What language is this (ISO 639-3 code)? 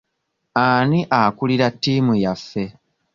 lug